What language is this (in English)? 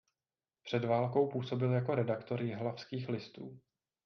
Czech